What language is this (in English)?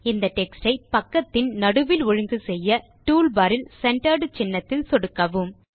Tamil